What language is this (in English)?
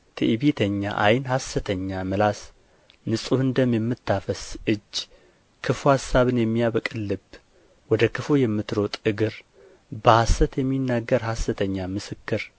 Amharic